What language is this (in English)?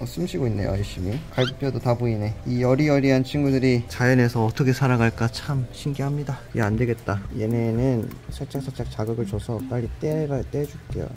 Korean